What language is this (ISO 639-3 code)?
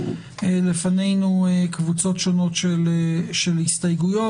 heb